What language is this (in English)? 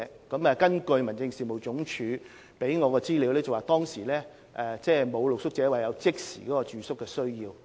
Cantonese